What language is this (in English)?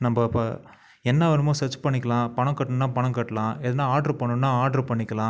Tamil